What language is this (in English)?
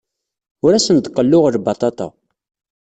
Kabyle